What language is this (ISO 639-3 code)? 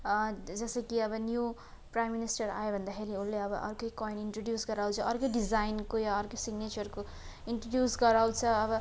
nep